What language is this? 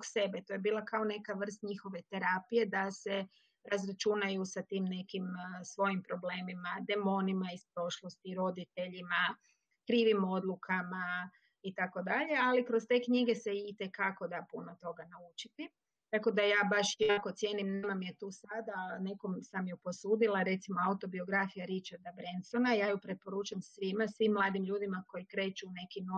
Croatian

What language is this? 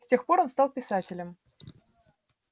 Russian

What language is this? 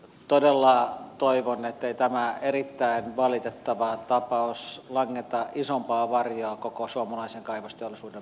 Finnish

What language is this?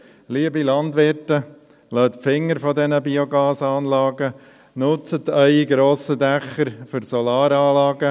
Swiss German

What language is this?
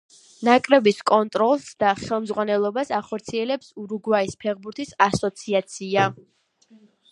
Georgian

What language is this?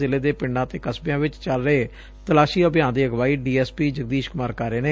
Punjabi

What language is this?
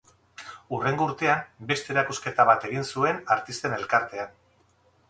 Basque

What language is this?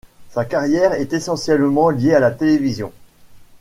French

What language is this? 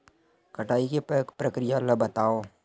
Chhattisgarhi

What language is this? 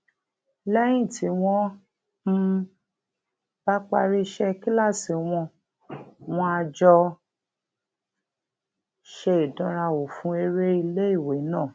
Yoruba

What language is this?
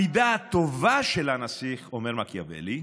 Hebrew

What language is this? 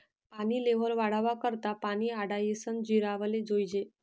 Marathi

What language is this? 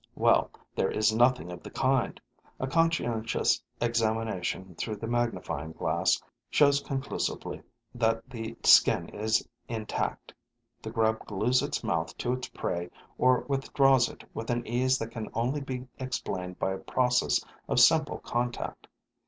English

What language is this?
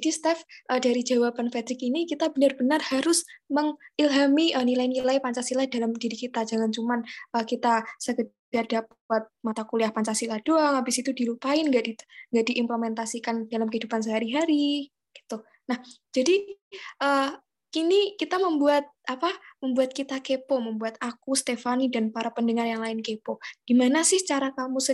Indonesian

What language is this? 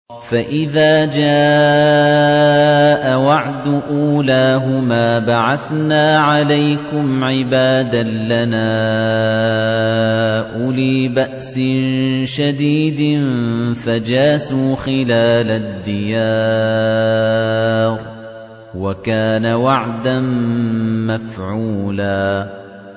Arabic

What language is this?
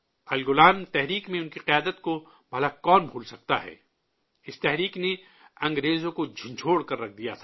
Urdu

